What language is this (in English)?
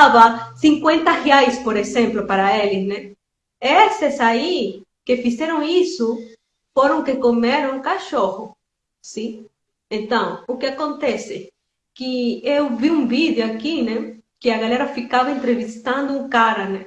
Portuguese